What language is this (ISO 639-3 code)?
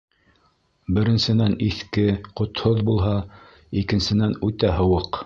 bak